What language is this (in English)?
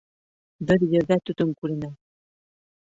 Bashkir